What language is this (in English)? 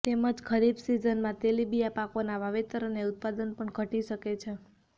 Gujarati